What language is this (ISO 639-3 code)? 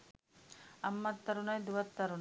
sin